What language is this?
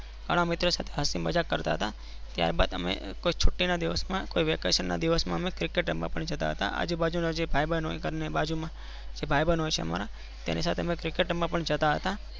Gujarati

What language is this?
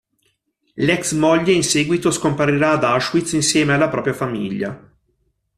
Italian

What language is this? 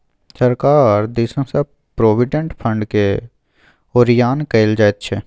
Maithili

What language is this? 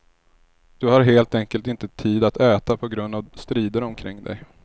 Swedish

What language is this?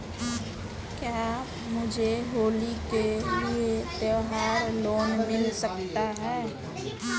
Hindi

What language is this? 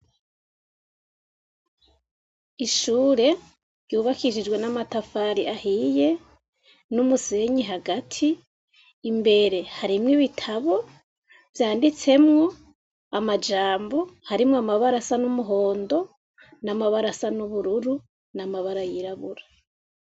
Rundi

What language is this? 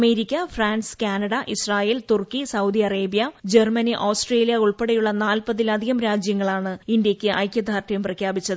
Malayalam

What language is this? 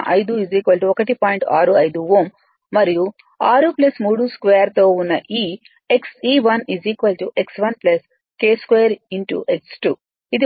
Telugu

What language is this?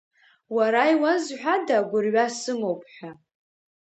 Abkhazian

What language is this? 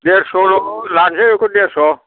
Bodo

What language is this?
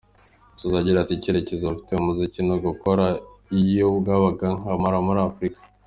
Kinyarwanda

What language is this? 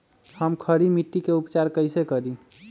Magahi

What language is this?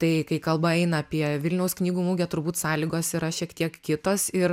Lithuanian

